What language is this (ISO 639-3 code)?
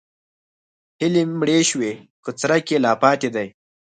pus